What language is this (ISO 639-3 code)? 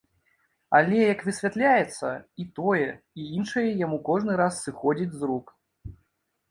bel